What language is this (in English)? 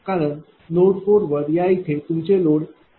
Marathi